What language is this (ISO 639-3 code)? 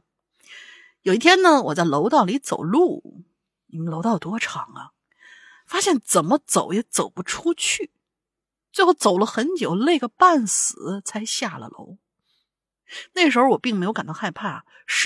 zho